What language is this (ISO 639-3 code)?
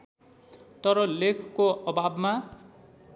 nep